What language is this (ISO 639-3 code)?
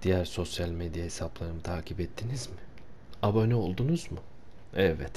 tur